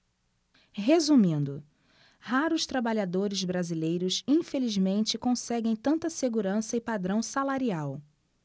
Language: Portuguese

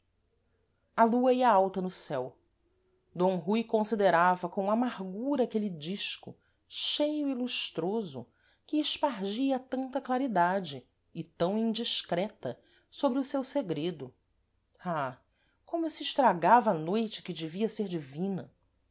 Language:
Portuguese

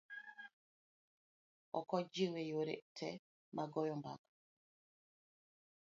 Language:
Luo (Kenya and Tanzania)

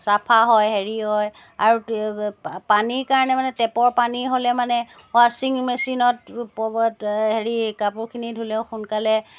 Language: Assamese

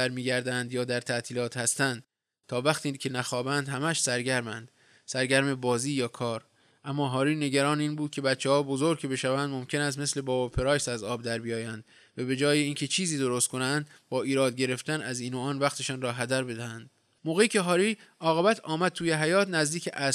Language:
Persian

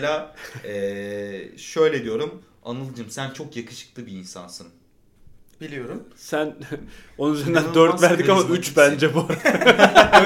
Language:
Turkish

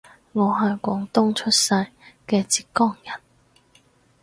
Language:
Cantonese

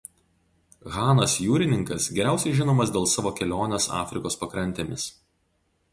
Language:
Lithuanian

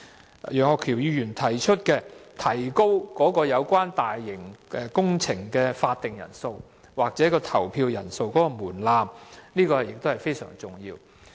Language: Cantonese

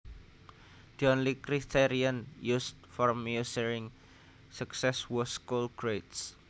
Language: Javanese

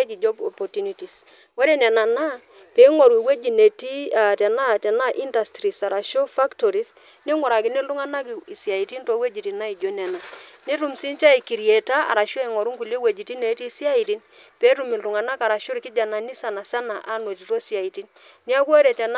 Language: Masai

